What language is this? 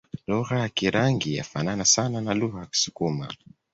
Swahili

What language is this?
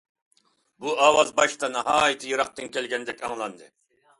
Uyghur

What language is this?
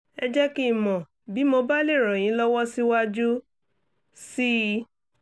Yoruba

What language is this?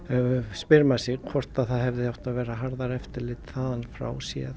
Icelandic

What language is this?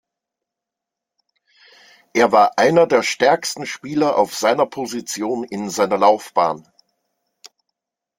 German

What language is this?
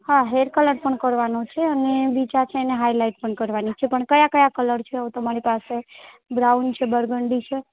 Gujarati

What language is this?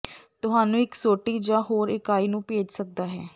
Punjabi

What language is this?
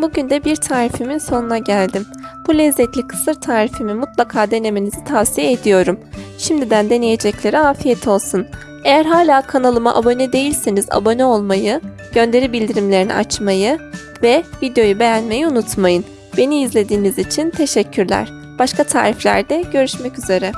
Turkish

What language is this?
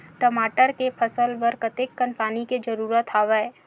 Chhattisgarhi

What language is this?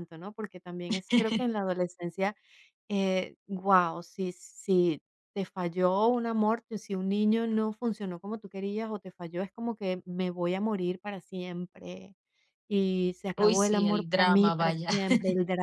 Spanish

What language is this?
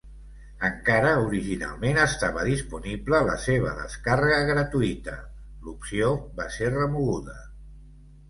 Catalan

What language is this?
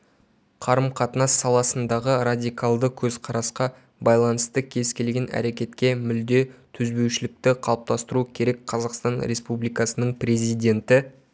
Kazakh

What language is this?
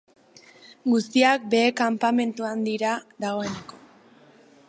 Basque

